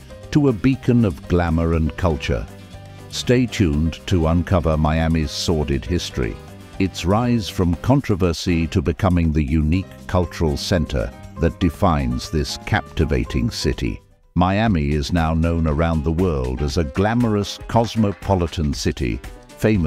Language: English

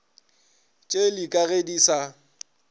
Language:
Northern Sotho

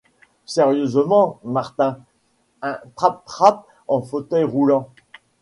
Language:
French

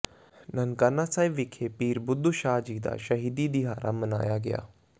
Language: Punjabi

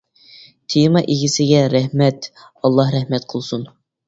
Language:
Uyghur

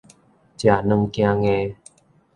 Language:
Min Nan Chinese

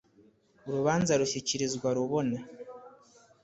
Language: Kinyarwanda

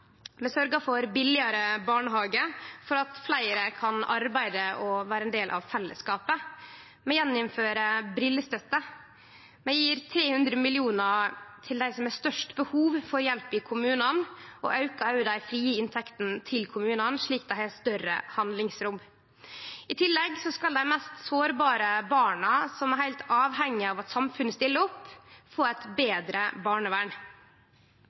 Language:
Norwegian Nynorsk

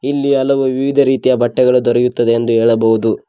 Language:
Kannada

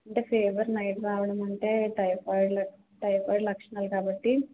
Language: Telugu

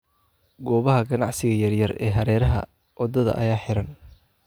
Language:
Somali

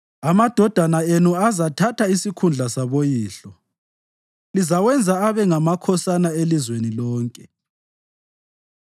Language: North Ndebele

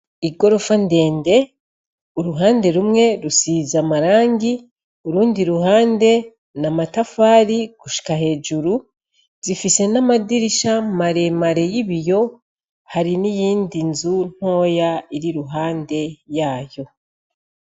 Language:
Rundi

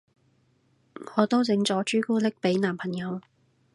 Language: Cantonese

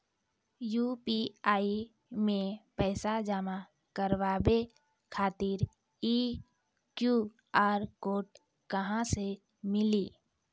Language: Maithili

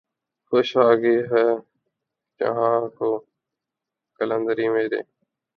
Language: Urdu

